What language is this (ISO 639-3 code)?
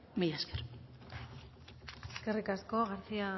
eus